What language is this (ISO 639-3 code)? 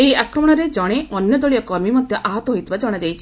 ori